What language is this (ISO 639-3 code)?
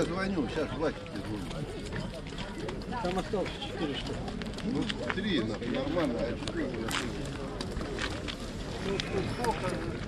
rus